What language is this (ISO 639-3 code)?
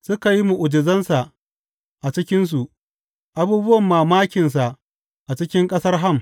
hau